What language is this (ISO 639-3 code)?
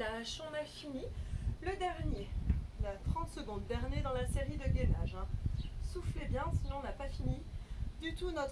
fra